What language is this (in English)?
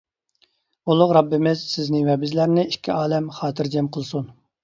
Uyghur